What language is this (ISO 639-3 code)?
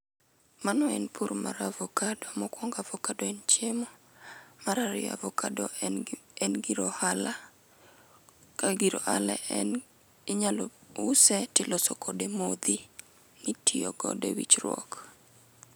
luo